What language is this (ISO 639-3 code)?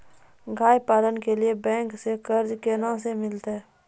mai